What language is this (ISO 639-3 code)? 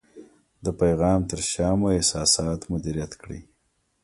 pus